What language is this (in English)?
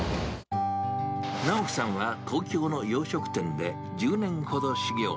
Japanese